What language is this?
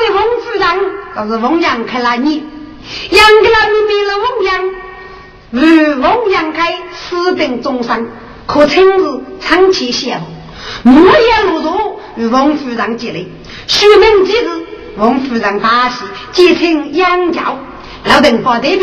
Chinese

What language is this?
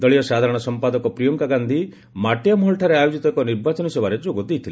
Odia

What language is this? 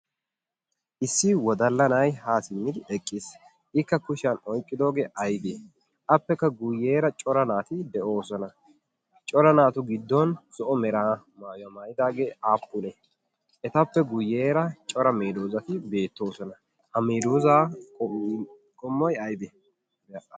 Wolaytta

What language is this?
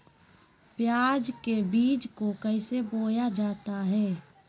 Magahi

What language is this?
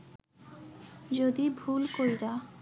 Bangla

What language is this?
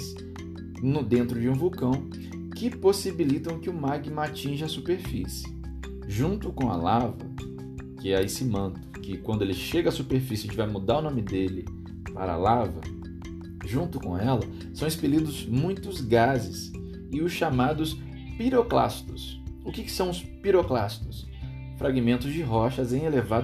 Portuguese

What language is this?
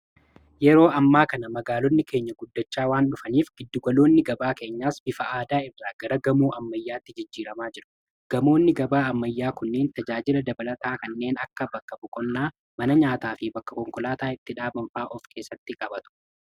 Oromo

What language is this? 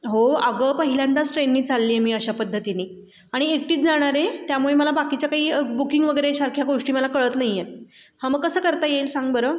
Marathi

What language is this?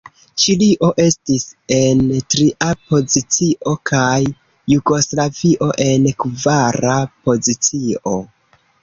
Esperanto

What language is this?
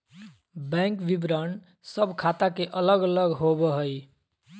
Magahi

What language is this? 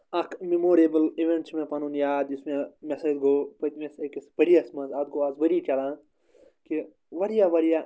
Kashmiri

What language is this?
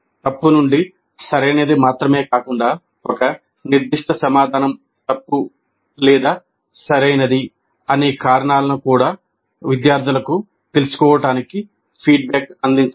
Telugu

